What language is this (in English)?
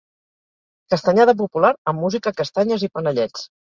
Catalan